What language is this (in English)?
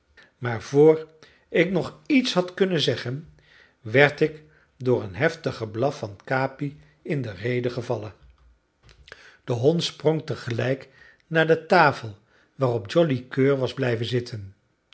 Dutch